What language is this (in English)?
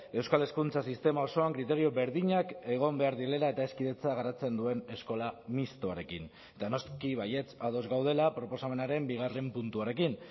Basque